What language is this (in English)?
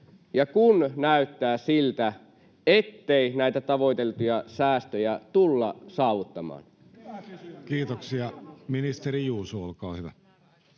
Finnish